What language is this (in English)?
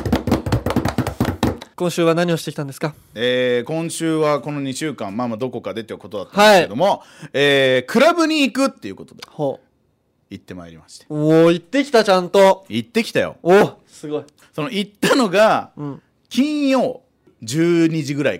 Japanese